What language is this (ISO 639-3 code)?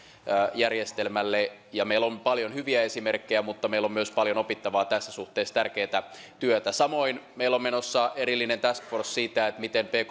fin